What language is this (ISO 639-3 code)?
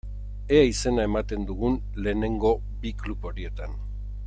eus